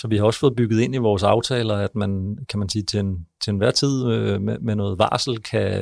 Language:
Danish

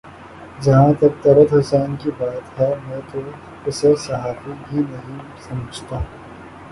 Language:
Urdu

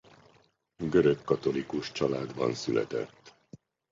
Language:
Hungarian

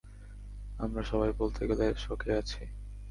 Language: Bangla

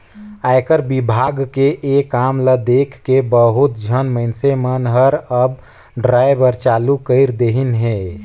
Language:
Chhattisgarhi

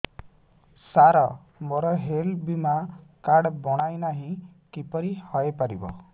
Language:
Odia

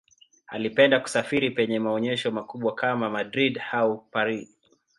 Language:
Swahili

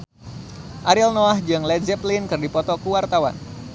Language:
Sundanese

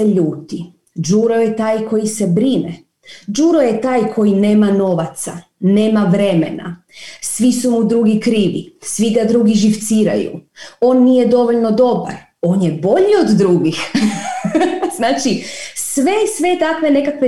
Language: Croatian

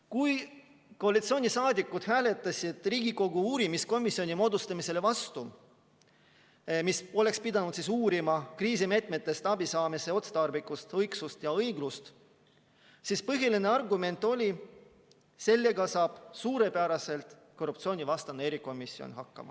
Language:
Estonian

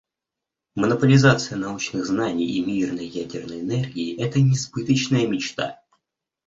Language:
Russian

